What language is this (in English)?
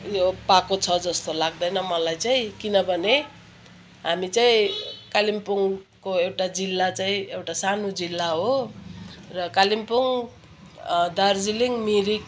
Nepali